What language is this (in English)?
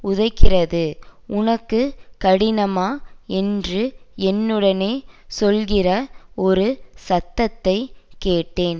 Tamil